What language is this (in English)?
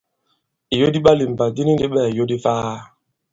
Bankon